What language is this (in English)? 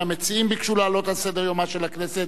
Hebrew